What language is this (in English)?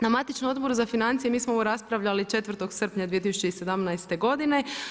Croatian